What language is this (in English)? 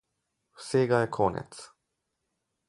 Slovenian